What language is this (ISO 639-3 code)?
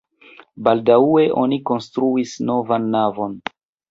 epo